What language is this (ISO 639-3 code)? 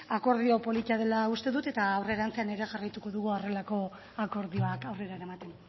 eus